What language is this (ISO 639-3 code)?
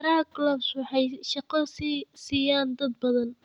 som